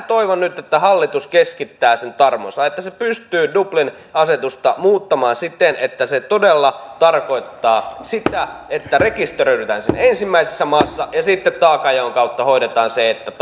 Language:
Finnish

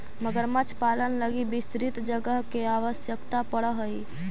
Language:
Magahi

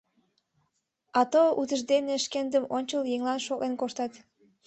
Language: Mari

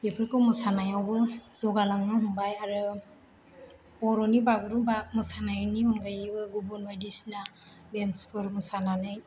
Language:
Bodo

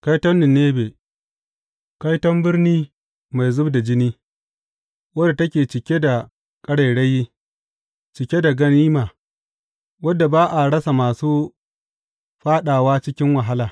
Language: Hausa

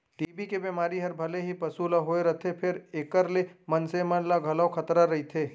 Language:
Chhattisgarhi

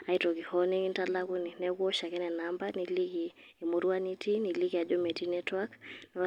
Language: Masai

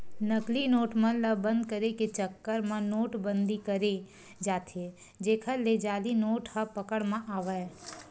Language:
Chhattisgarhi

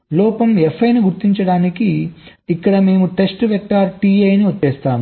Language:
Telugu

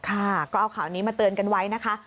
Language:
Thai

